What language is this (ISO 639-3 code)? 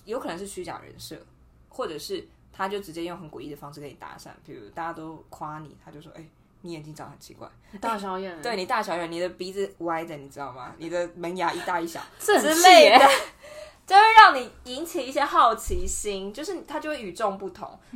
zho